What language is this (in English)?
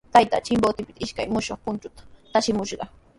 Sihuas Ancash Quechua